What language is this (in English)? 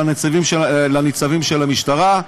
Hebrew